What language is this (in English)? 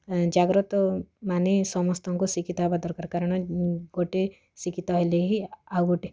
Odia